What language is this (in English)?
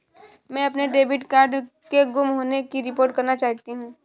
Hindi